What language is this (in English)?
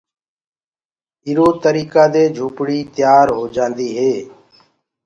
Gurgula